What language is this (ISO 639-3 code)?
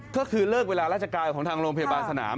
tha